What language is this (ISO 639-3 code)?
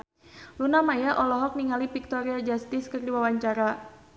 sun